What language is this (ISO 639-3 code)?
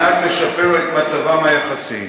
heb